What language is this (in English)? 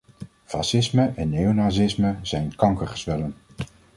Dutch